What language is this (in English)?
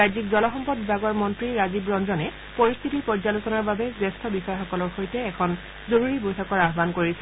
Assamese